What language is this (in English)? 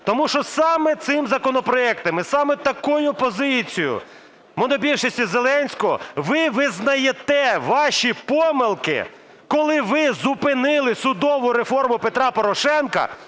Ukrainian